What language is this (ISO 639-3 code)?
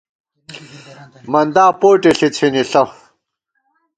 gwt